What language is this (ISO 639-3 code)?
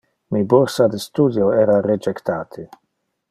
ina